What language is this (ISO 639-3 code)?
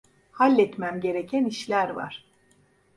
tur